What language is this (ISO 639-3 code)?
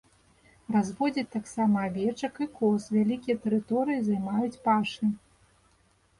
bel